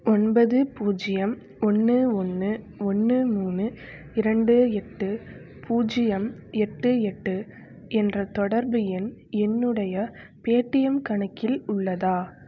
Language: Tamil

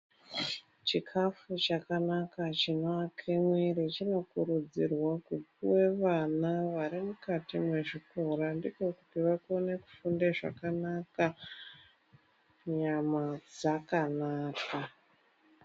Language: Ndau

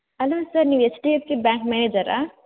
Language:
Kannada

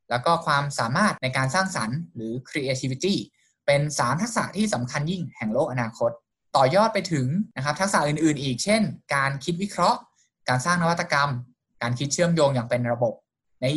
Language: Thai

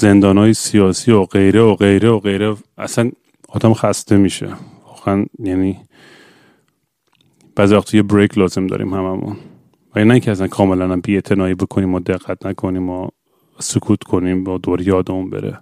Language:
Persian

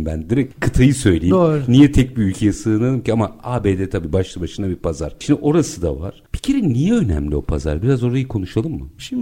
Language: Turkish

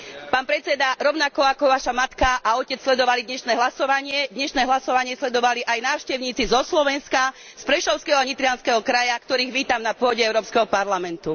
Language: Slovak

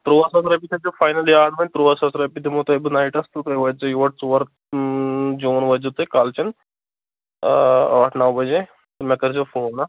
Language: Kashmiri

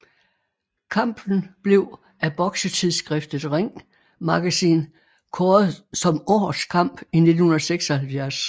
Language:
Danish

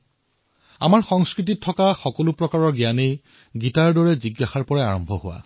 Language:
Assamese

